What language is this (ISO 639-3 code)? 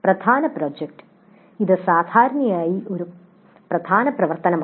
mal